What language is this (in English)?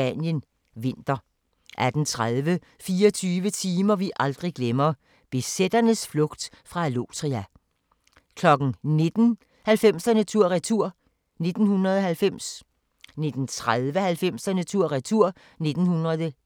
Danish